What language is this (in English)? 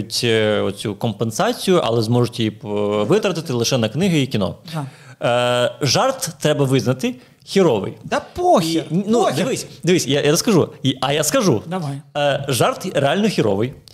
Ukrainian